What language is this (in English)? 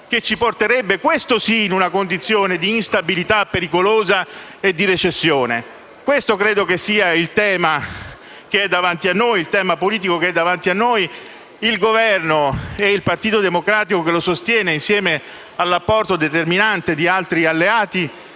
Italian